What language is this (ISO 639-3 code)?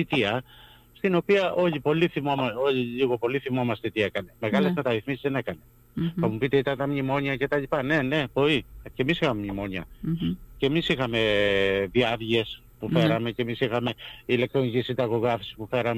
ell